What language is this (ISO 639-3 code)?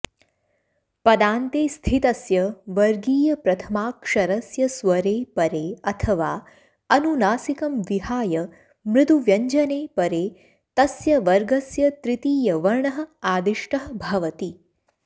san